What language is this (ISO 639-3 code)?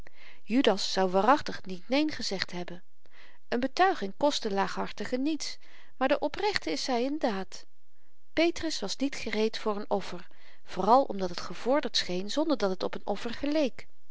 nld